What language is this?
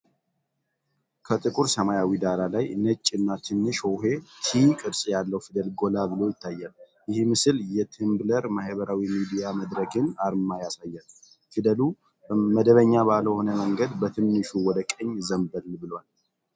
Amharic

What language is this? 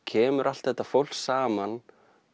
Icelandic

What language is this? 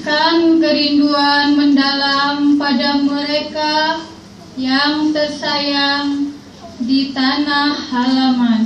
Indonesian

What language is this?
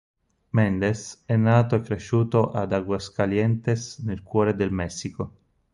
Italian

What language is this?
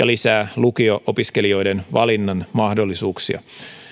Finnish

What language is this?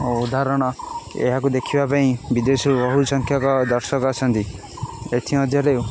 Odia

